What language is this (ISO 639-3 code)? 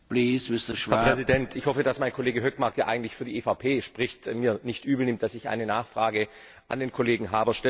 deu